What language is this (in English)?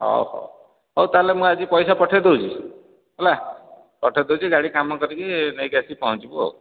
Odia